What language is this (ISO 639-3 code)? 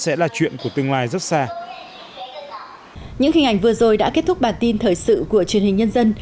vie